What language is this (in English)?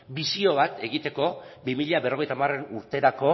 Basque